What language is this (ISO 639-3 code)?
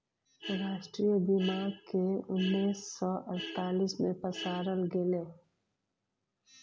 mai